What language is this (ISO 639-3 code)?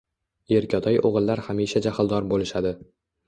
uzb